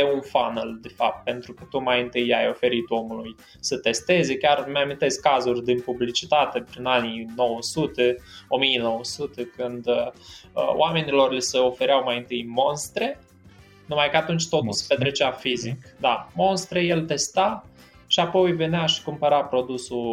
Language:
Romanian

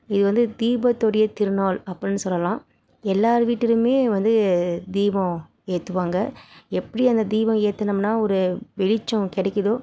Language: Tamil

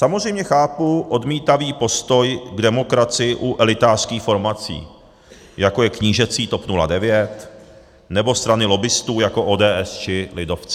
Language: Czech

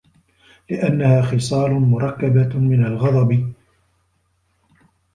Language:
Arabic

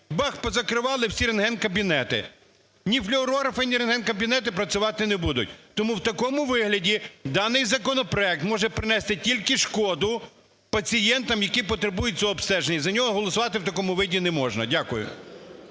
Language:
Ukrainian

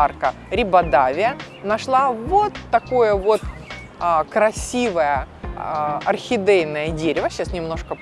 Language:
Russian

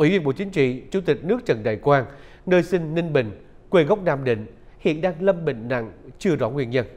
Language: Vietnamese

